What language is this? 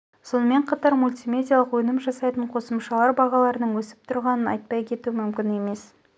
Kazakh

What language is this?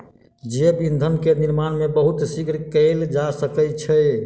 Maithili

